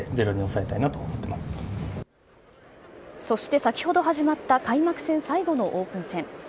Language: Japanese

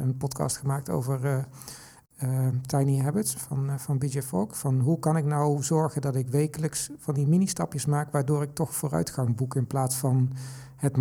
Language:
Dutch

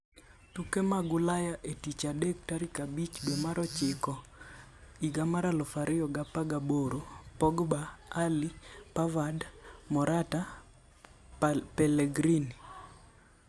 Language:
Luo (Kenya and Tanzania)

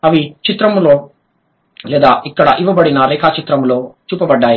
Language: Telugu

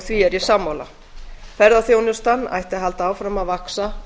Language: Icelandic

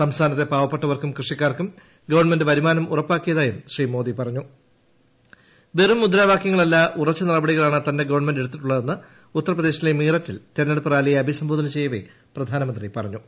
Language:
Malayalam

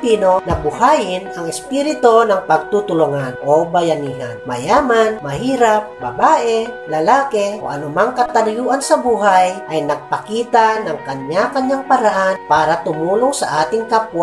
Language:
Filipino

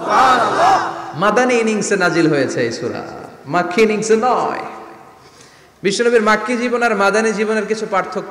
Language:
Arabic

